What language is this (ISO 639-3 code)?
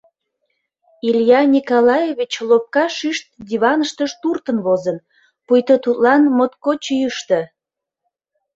chm